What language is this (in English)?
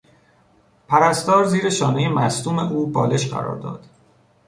Persian